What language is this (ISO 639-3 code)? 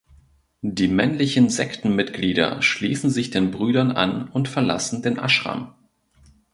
deu